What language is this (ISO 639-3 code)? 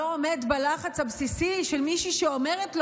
heb